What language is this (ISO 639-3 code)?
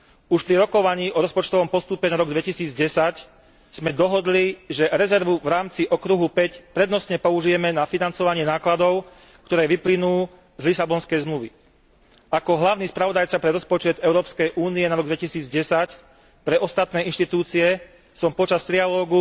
slk